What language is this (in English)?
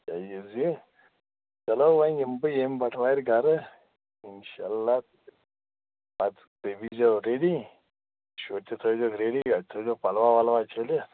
Kashmiri